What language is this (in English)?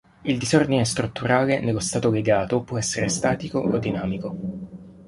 Italian